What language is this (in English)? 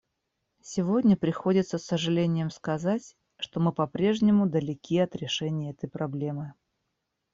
Russian